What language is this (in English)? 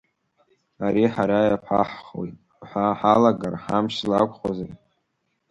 Abkhazian